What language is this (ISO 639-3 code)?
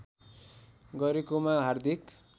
nep